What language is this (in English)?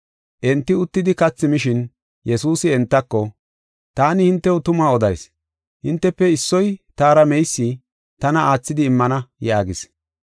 Gofa